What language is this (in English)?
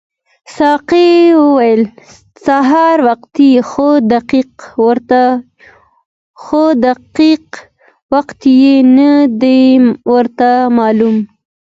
Pashto